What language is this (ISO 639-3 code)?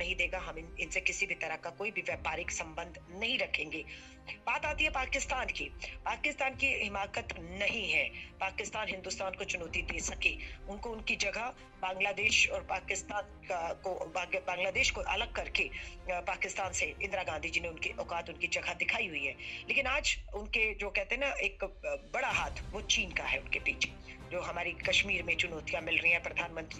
hin